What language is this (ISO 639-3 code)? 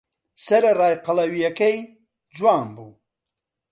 ckb